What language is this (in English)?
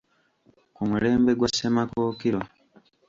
Ganda